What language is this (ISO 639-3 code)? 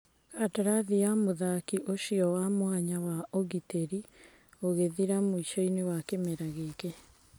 kik